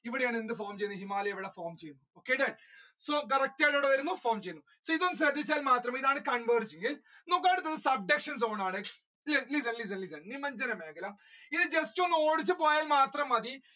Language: Malayalam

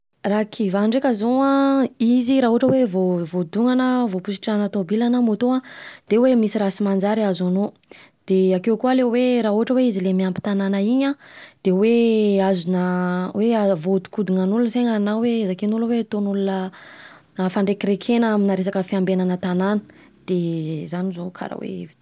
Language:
Southern Betsimisaraka Malagasy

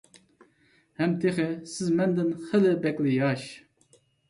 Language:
Uyghur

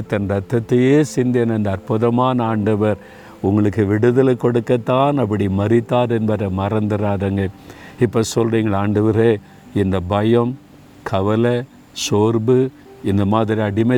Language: Tamil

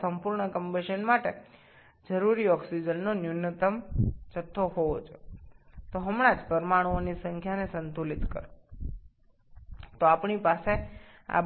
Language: Bangla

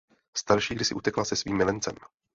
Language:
Czech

